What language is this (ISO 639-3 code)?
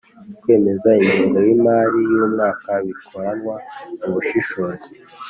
kin